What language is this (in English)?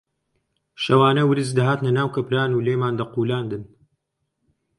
Central Kurdish